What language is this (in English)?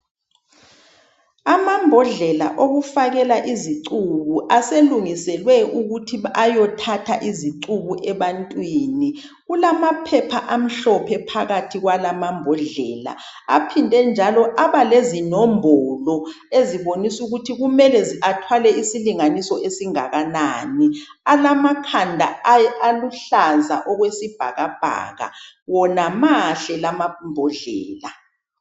North Ndebele